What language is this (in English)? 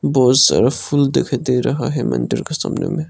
Hindi